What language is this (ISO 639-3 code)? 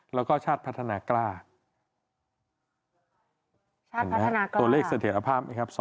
tha